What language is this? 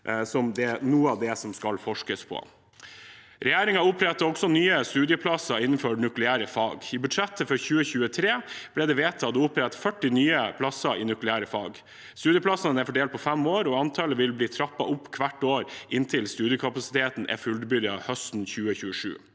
Norwegian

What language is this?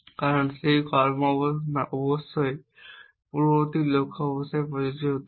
Bangla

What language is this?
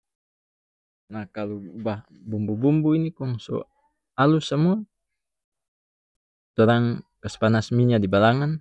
North Moluccan Malay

